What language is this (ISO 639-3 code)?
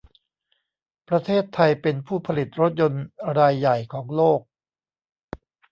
tha